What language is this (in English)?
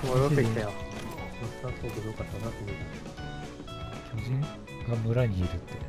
Japanese